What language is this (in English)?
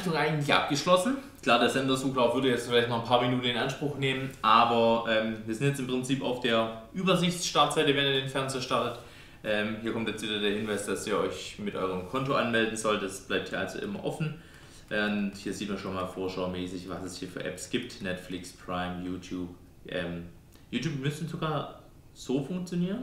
German